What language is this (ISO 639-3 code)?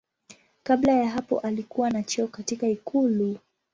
swa